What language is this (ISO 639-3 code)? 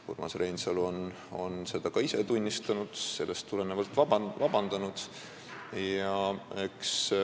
est